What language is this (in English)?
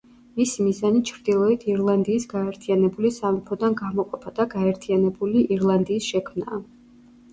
Georgian